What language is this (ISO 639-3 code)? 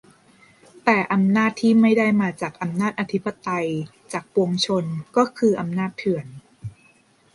tha